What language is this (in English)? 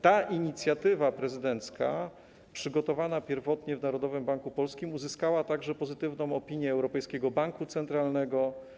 Polish